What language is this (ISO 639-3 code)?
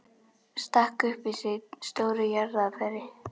isl